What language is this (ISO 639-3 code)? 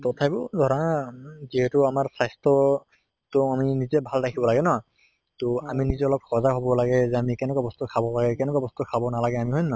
asm